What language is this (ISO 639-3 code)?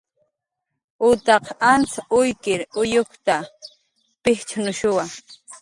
jqr